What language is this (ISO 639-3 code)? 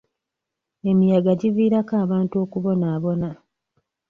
lug